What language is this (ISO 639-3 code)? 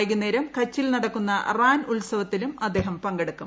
mal